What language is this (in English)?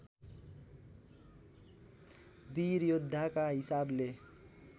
Nepali